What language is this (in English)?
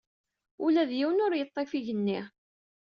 Kabyle